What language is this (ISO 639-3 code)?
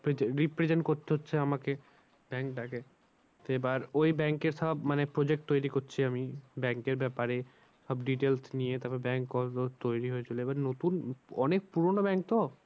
ben